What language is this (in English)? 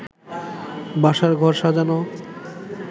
Bangla